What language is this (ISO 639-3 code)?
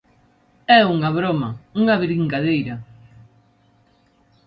glg